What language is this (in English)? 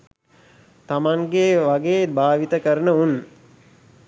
Sinhala